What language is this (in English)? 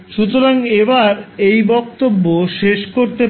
Bangla